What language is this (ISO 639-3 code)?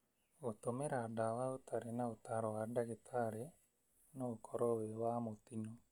kik